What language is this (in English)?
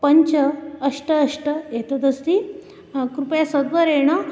Sanskrit